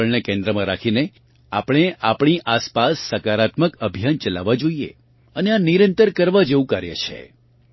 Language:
Gujarati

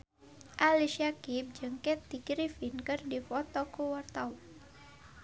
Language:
Sundanese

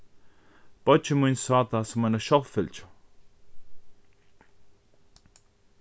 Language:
Faroese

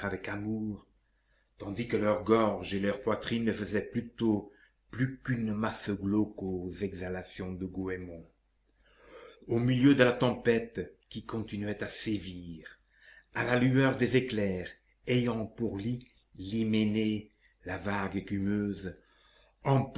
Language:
French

